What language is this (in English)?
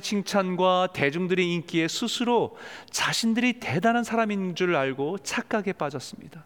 Korean